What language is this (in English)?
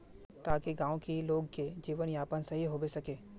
Magahi